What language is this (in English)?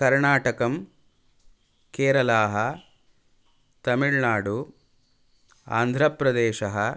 Sanskrit